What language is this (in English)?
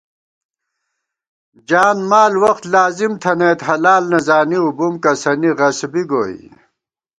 Gawar-Bati